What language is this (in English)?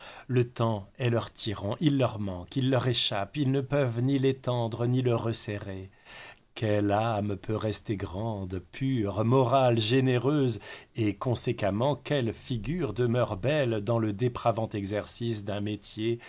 French